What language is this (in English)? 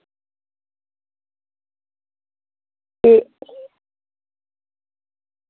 Dogri